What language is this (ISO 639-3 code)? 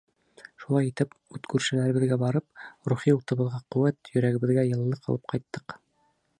bak